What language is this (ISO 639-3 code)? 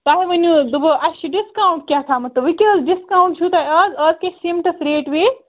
kas